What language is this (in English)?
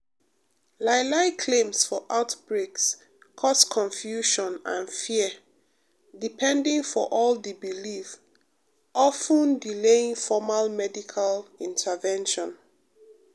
Nigerian Pidgin